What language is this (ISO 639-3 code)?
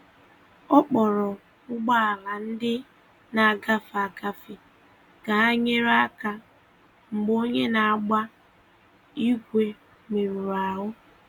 ibo